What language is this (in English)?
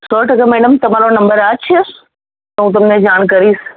Gujarati